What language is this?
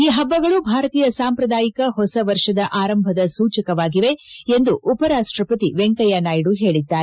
Kannada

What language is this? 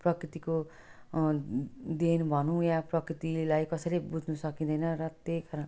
Nepali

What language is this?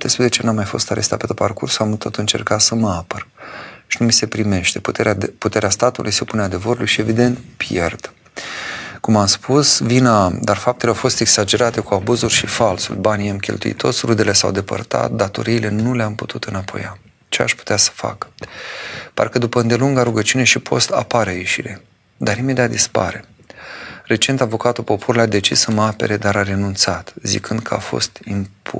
Romanian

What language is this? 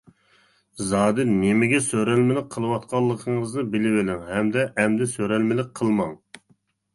Uyghur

